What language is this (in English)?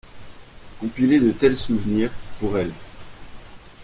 French